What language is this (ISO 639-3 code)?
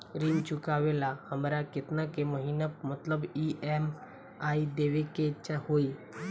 bho